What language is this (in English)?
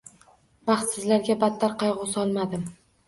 Uzbek